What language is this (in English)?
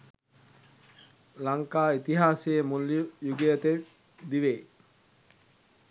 Sinhala